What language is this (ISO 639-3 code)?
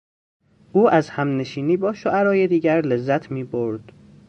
fas